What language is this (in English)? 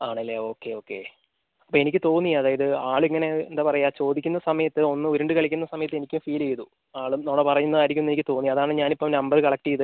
Malayalam